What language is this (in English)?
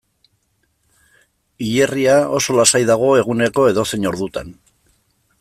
Basque